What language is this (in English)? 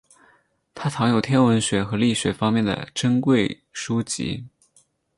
Chinese